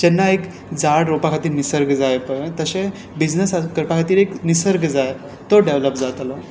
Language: Konkani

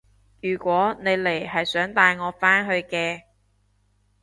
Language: Cantonese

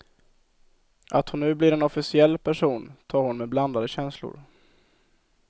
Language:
Swedish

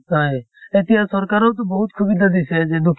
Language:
Assamese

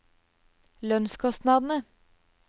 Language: Norwegian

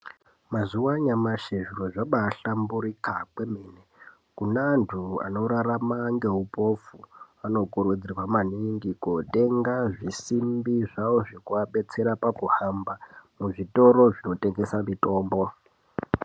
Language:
Ndau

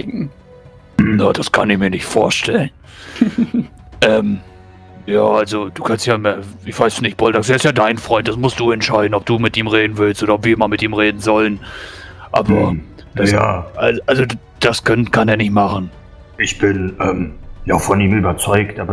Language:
German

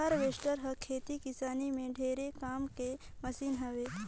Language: Chhattisgarhi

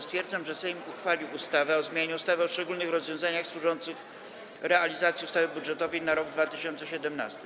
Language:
Polish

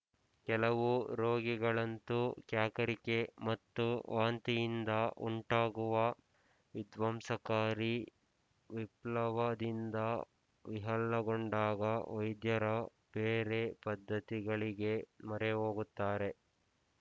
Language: Kannada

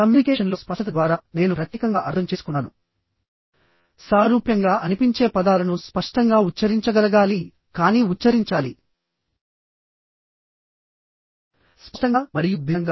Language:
Telugu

